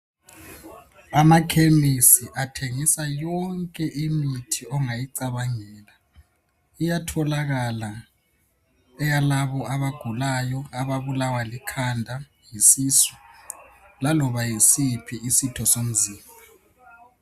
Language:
North Ndebele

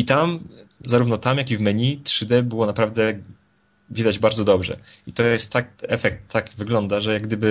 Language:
Polish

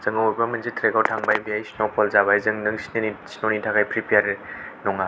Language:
Bodo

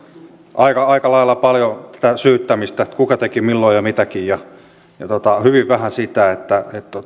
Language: Finnish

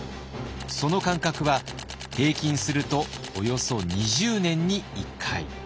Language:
Japanese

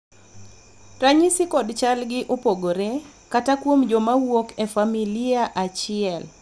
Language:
Luo (Kenya and Tanzania)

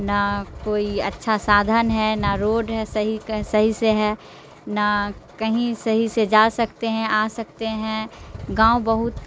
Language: Urdu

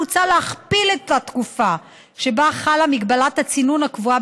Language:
Hebrew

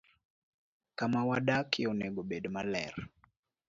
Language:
Luo (Kenya and Tanzania)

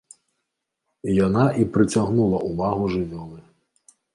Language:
Belarusian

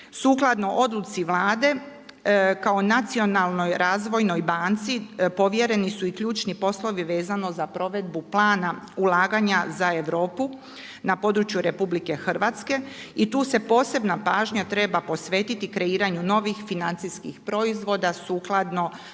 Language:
Croatian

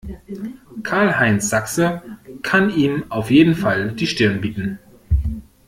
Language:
German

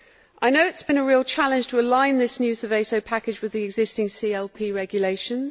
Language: English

